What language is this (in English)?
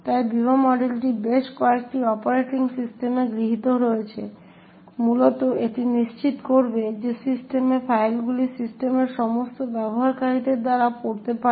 Bangla